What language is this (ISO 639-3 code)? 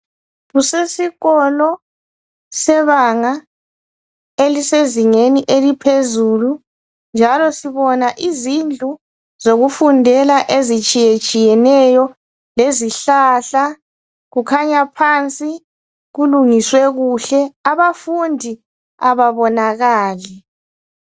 nde